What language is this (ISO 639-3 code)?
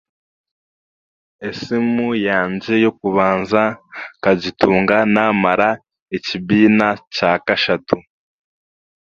cgg